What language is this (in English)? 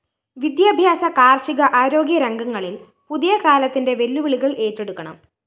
Malayalam